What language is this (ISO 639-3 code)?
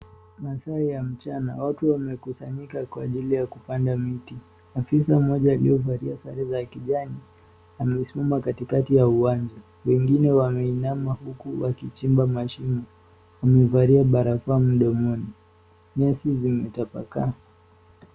swa